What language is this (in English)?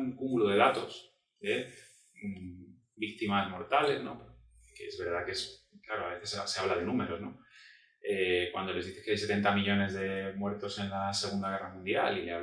Spanish